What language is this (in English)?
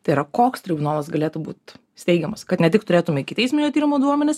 Lithuanian